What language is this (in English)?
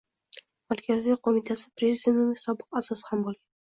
Uzbek